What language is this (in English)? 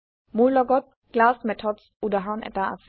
Assamese